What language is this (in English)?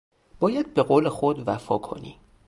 Persian